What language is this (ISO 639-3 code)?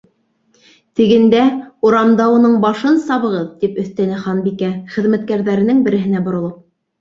bak